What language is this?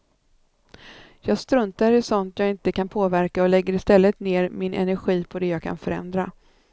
Swedish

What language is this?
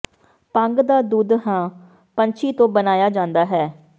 Punjabi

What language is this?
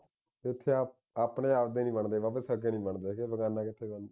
Punjabi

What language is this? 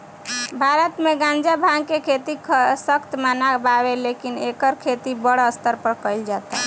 Bhojpuri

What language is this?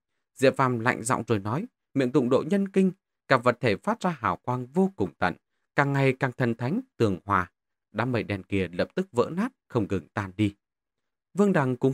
Vietnamese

